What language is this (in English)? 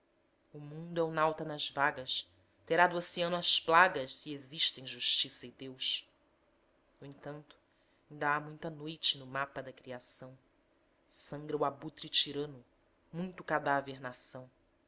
Portuguese